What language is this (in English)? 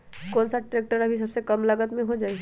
Magahi